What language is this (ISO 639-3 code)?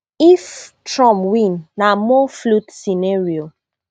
pcm